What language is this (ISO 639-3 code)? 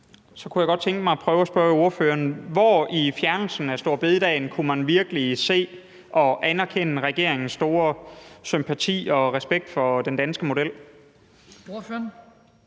dan